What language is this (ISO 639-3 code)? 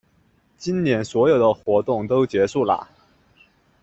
zho